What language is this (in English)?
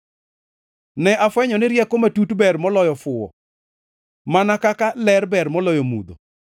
Luo (Kenya and Tanzania)